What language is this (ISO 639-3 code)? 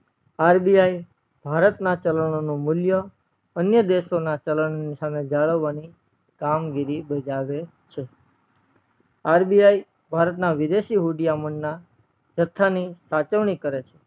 guj